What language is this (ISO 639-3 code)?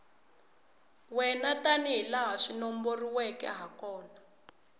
tso